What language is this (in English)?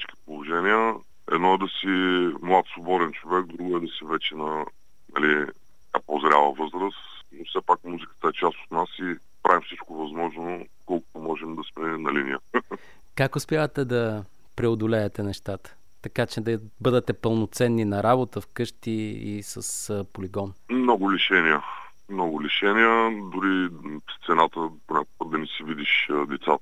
Bulgarian